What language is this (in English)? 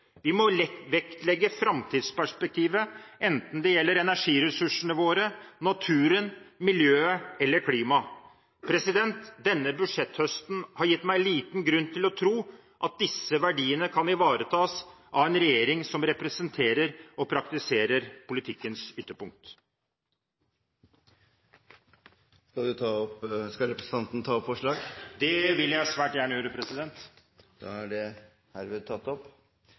Norwegian